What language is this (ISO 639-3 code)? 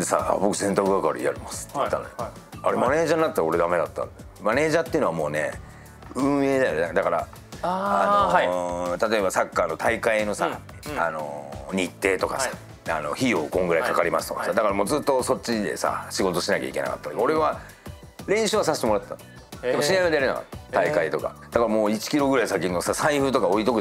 jpn